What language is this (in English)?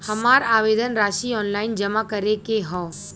Bhojpuri